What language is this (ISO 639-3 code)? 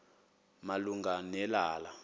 xho